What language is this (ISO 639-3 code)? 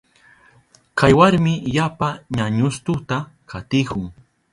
qup